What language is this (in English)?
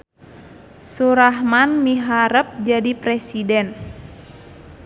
Sundanese